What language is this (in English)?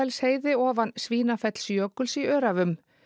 Icelandic